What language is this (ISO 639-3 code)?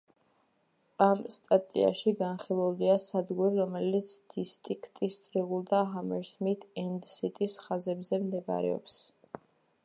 kat